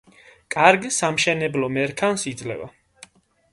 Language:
Georgian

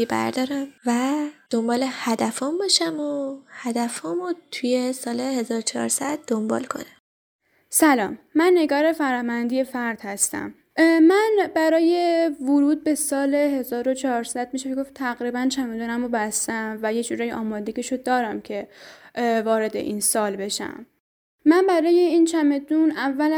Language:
Persian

